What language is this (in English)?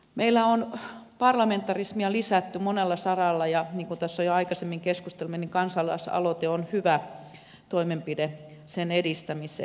Finnish